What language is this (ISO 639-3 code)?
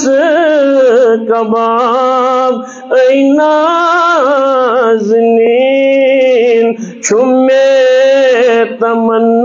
ara